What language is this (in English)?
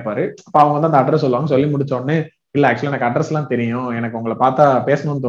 Tamil